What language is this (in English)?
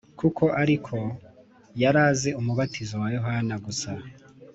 Kinyarwanda